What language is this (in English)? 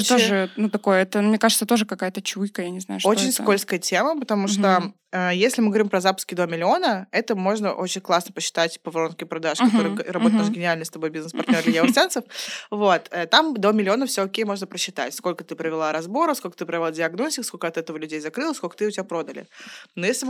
Russian